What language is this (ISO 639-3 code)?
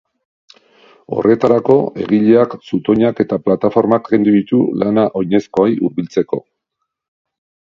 eus